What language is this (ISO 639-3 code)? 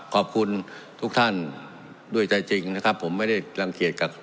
tha